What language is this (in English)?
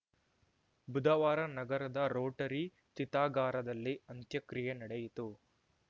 Kannada